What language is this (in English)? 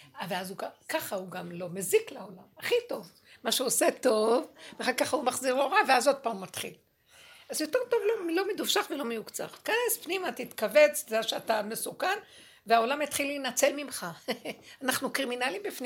Hebrew